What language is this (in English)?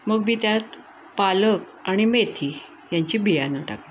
Marathi